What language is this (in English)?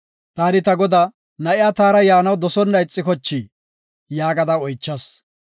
Gofa